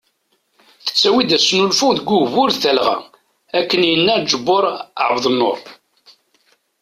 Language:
Kabyle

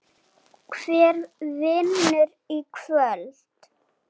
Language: Icelandic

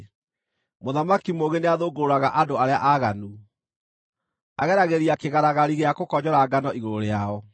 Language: Kikuyu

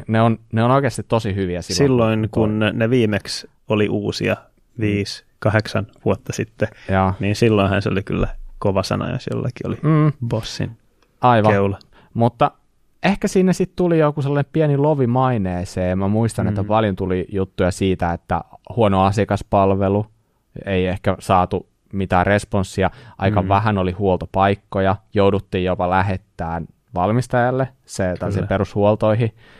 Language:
Finnish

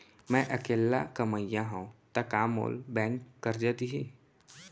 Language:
Chhattisgarhi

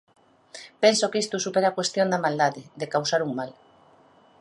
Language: Galician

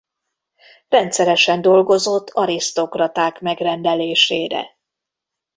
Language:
Hungarian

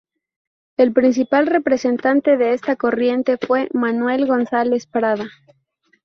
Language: Spanish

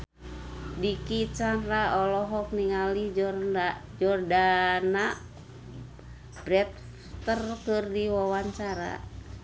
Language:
Sundanese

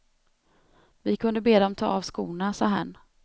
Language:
Swedish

